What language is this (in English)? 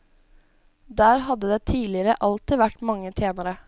Norwegian